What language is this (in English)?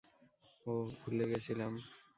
Bangla